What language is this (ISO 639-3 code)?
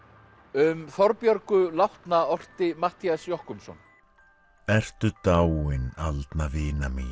isl